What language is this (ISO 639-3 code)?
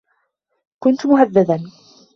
ara